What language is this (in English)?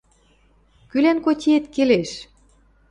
Western Mari